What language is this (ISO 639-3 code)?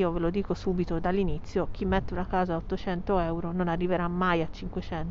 ita